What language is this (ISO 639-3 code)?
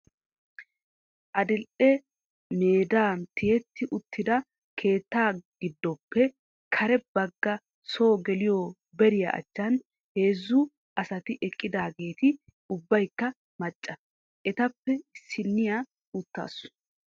wal